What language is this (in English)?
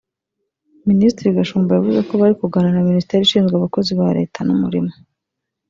Kinyarwanda